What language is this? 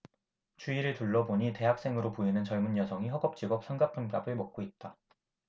Korean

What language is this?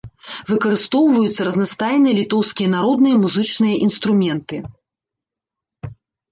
Belarusian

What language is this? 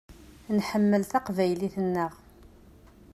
Kabyle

